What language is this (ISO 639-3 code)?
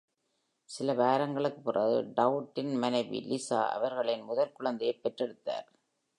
tam